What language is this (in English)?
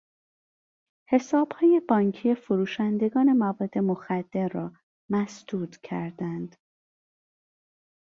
Persian